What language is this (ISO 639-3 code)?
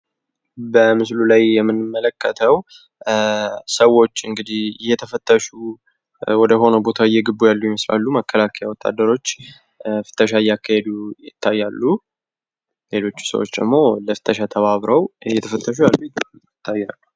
amh